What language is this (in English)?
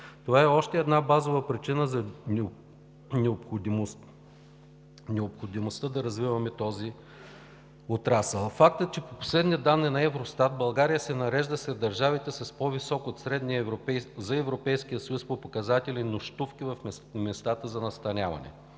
Bulgarian